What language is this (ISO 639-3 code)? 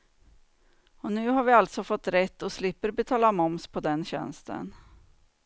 swe